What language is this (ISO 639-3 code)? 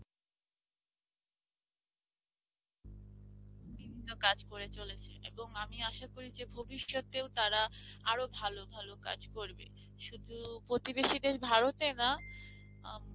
ben